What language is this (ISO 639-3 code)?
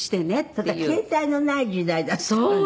jpn